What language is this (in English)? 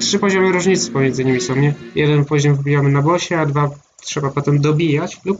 Polish